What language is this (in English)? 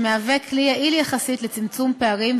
Hebrew